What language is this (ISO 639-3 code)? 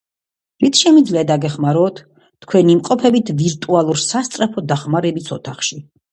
kat